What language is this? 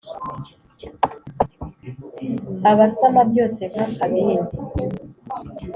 Kinyarwanda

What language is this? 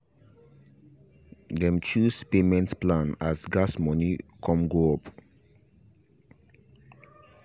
Nigerian Pidgin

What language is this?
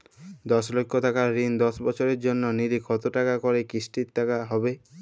Bangla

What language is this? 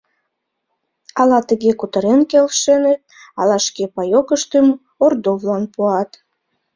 Mari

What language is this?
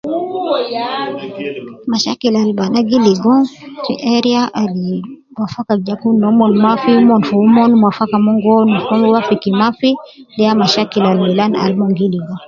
Nubi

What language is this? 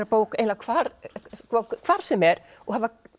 Icelandic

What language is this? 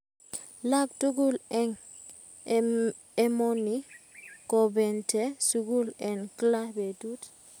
Kalenjin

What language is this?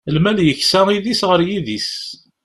Kabyle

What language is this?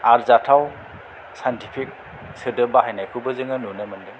Bodo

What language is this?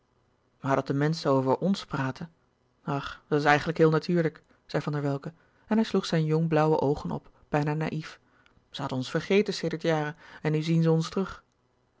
Dutch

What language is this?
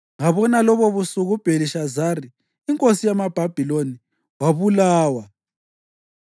North Ndebele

